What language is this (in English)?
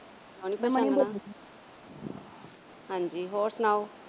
Punjabi